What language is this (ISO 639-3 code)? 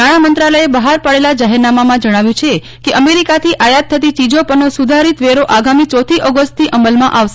guj